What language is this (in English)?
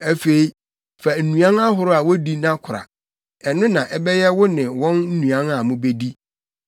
Akan